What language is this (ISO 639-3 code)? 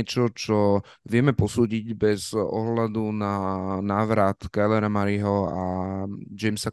slk